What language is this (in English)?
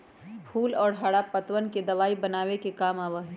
Magahi